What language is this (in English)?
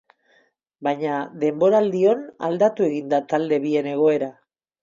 Basque